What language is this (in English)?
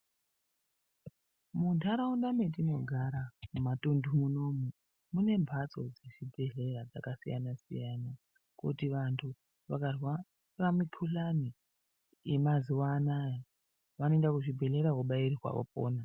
Ndau